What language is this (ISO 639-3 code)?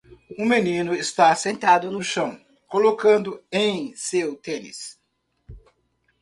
por